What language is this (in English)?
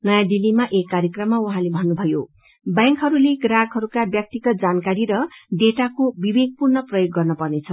Nepali